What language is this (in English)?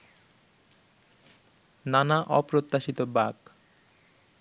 Bangla